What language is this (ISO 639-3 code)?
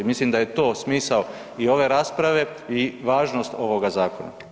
hrv